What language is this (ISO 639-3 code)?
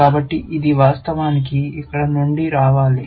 tel